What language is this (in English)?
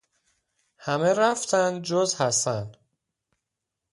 Persian